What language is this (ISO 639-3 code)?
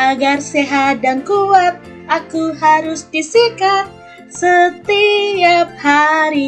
ind